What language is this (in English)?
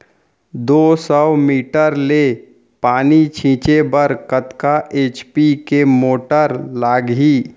Chhattisgarhi